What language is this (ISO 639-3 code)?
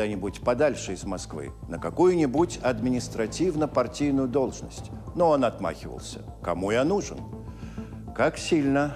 rus